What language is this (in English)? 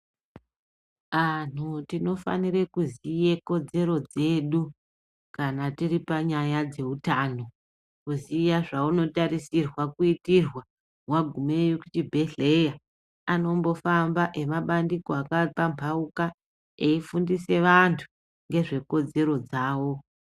Ndau